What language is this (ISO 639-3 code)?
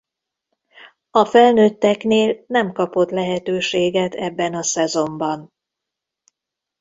hun